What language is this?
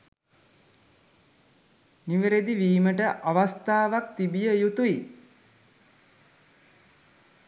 Sinhala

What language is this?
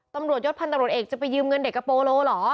Thai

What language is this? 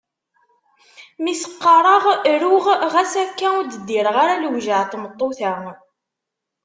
Kabyle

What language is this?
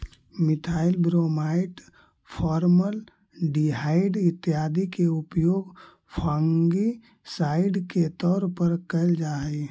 Magahi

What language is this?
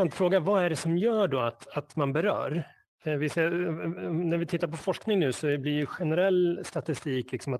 Swedish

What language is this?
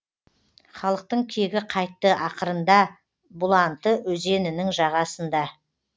Kazakh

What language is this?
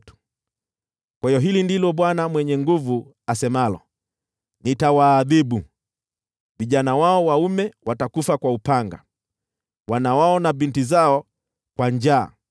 Swahili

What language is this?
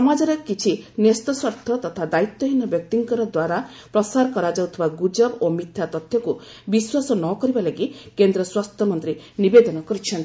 Odia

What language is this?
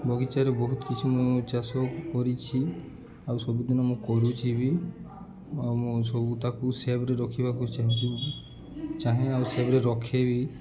Odia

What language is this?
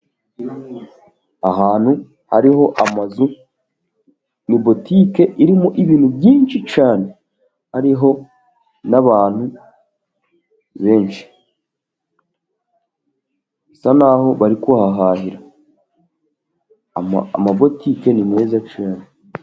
Kinyarwanda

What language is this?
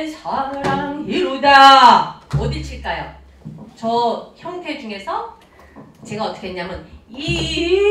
Korean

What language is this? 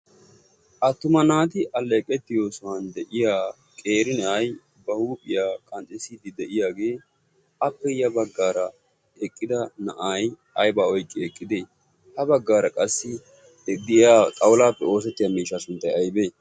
Wolaytta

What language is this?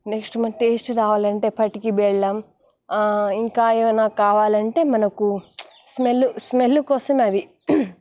Telugu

